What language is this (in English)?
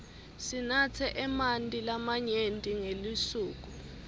Swati